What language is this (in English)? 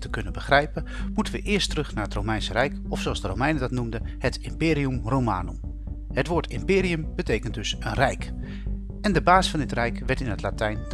Dutch